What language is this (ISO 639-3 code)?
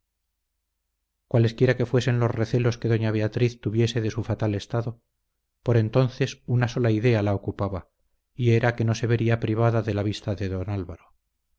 spa